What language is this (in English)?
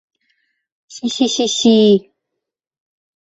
Bashkir